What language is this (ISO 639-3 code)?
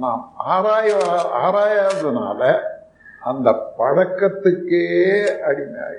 tam